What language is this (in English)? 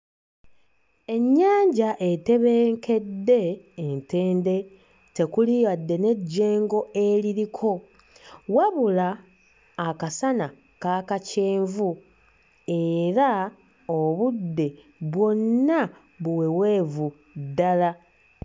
Ganda